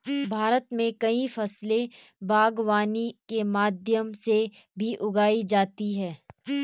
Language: Hindi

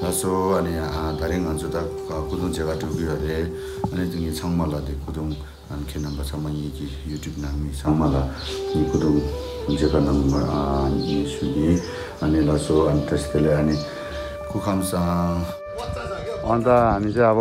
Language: Korean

